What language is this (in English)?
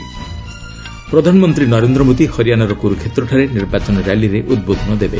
Odia